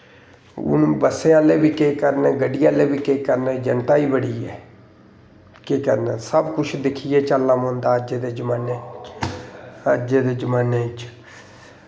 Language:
Dogri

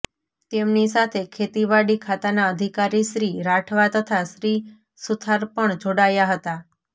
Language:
Gujarati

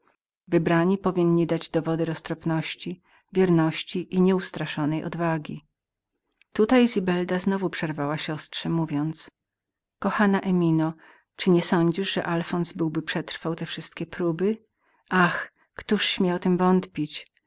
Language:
Polish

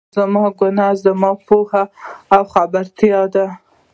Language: Pashto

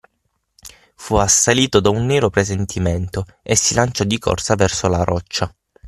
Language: Italian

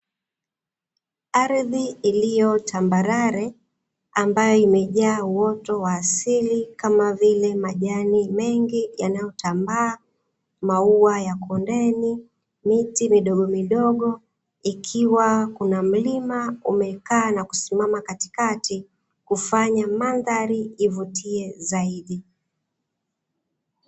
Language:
Swahili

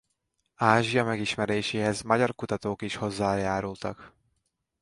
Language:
Hungarian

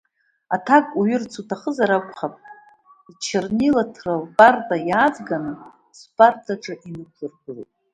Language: Abkhazian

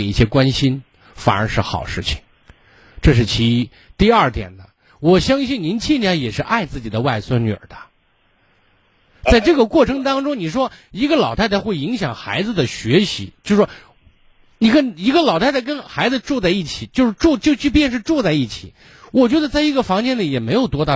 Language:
Chinese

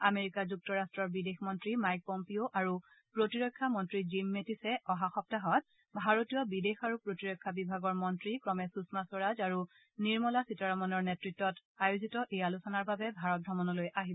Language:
Assamese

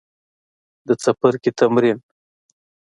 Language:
Pashto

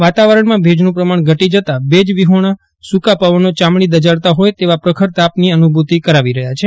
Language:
Gujarati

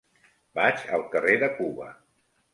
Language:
Catalan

